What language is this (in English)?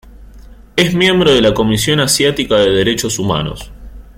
Spanish